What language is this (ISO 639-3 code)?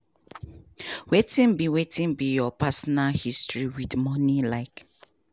pcm